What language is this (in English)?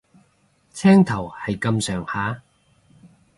Cantonese